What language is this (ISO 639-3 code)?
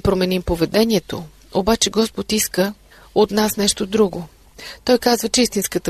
bul